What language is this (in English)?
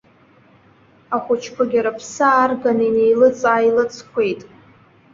Abkhazian